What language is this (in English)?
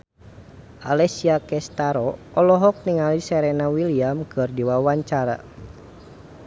Sundanese